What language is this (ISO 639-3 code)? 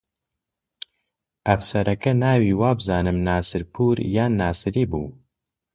ckb